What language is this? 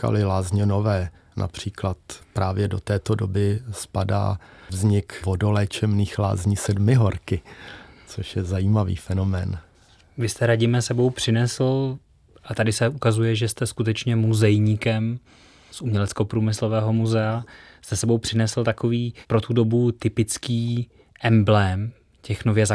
Czech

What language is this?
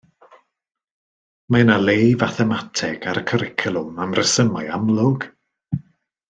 Welsh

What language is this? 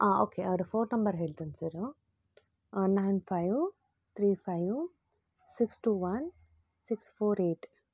Kannada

